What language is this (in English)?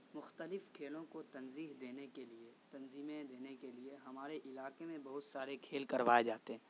Urdu